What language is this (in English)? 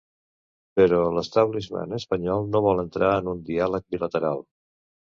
Catalan